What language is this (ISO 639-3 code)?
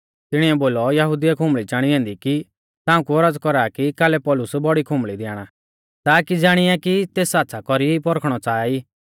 bfz